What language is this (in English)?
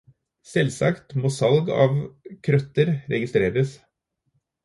Norwegian Bokmål